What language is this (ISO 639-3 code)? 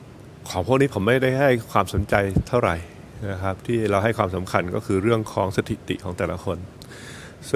tha